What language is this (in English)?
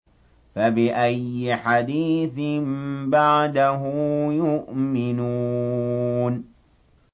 Arabic